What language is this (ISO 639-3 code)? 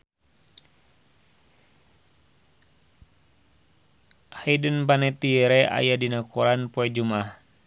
sun